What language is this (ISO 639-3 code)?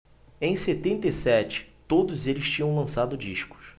por